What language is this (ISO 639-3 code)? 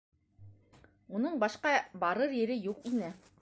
bak